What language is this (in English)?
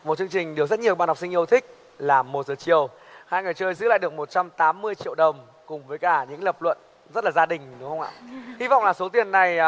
Vietnamese